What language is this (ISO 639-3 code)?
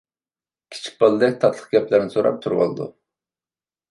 uig